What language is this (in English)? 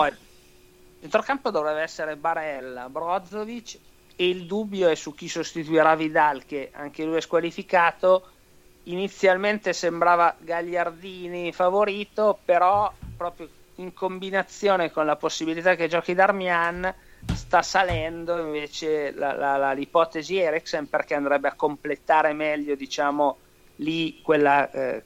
Italian